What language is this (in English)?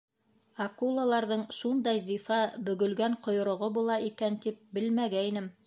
Bashkir